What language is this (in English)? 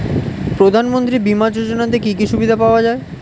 Bangla